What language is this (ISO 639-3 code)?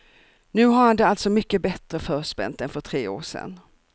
swe